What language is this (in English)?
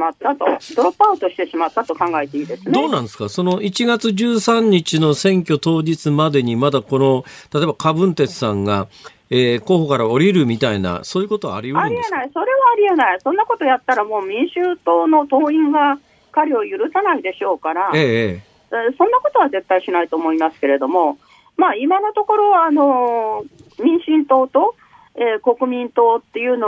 Japanese